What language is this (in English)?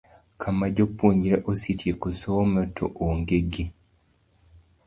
Luo (Kenya and Tanzania)